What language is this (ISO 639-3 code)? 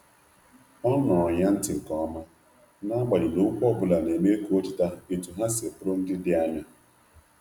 ibo